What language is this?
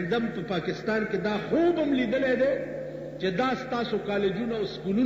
Arabic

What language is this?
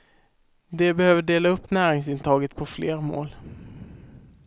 Swedish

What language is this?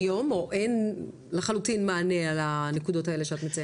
Hebrew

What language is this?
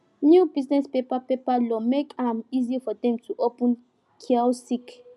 Nigerian Pidgin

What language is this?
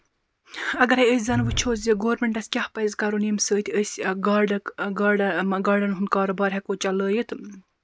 Kashmiri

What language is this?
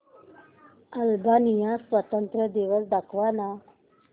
Marathi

